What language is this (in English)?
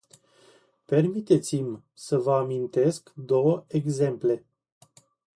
Romanian